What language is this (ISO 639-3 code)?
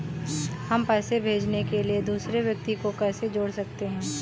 hin